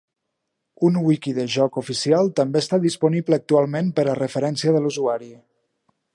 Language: Catalan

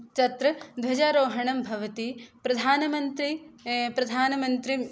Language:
Sanskrit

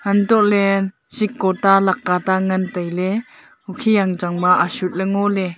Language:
Wancho Naga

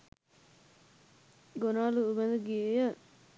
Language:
Sinhala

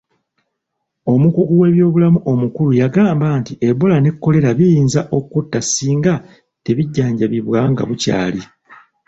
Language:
Ganda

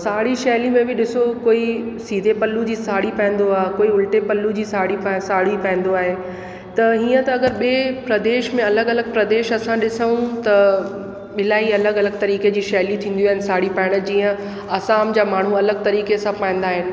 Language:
Sindhi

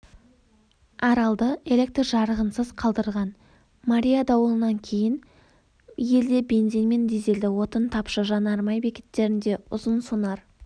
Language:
Kazakh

